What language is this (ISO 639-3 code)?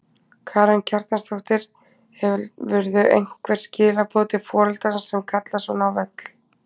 isl